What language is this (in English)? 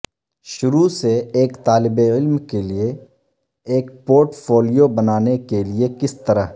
Urdu